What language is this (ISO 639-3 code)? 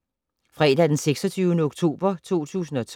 dan